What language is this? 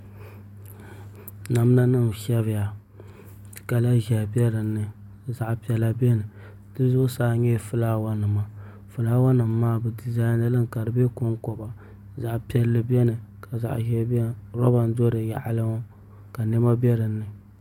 Dagbani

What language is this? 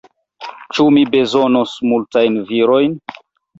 Esperanto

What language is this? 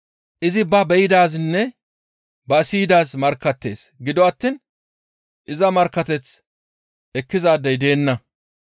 Gamo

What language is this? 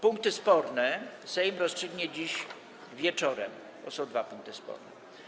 Polish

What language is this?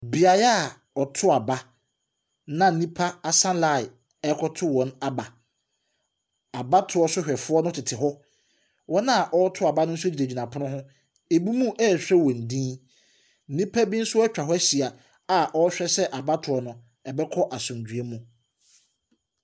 Akan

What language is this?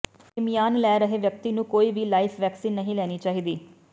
Punjabi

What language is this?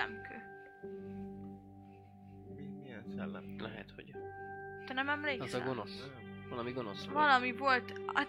Hungarian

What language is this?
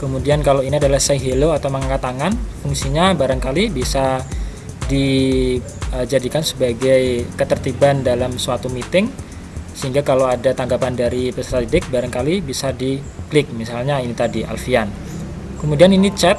Indonesian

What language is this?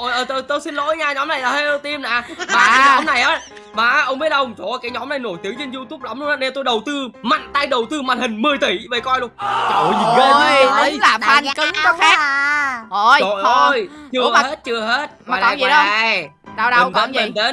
Vietnamese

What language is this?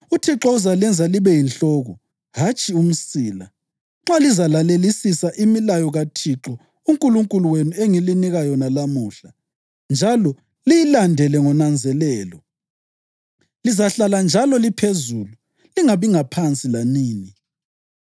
North Ndebele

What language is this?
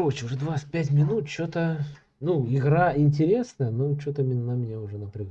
Russian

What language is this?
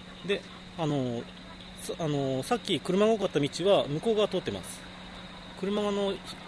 Japanese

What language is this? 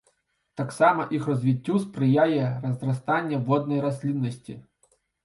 Belarusian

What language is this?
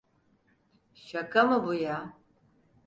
Turkish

